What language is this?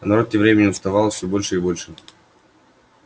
Russian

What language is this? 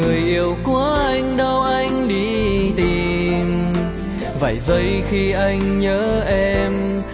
Vietnamese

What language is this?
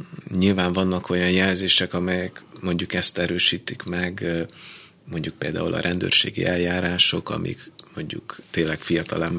Hungarian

